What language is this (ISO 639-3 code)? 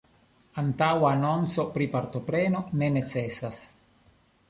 epo